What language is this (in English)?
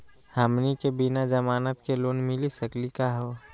Magahi